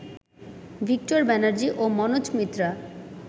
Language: Bangla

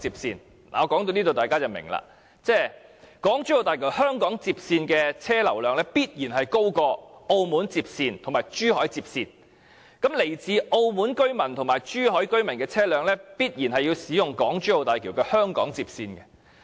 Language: Cantonese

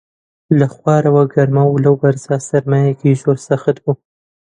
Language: Central Kurdish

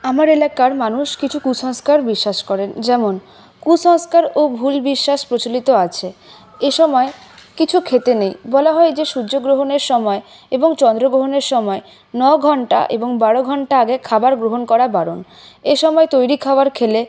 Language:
Bangla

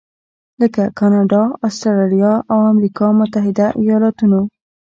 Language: Pashto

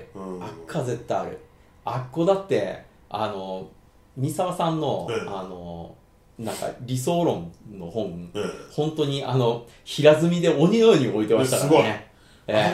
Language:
Japanese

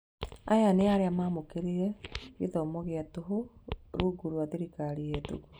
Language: Kikuyu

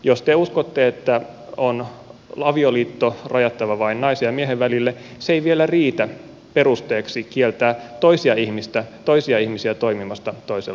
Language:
Finnish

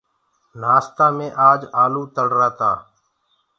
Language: Gurgula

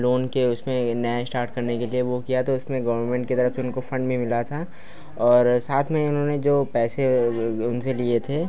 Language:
Hindi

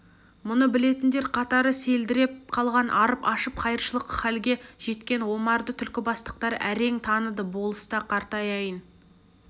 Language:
Kazakh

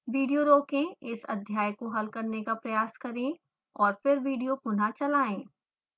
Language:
Hindi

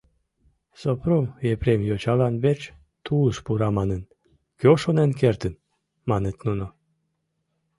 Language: Mari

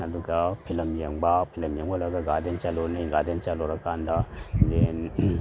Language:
Manipuri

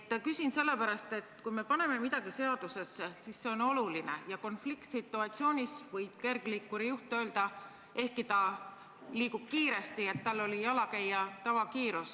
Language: Estonian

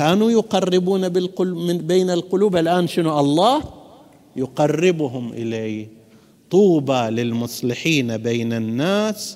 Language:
Arabic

